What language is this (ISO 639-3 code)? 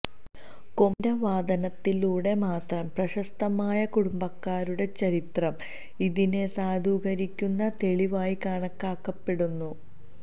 mal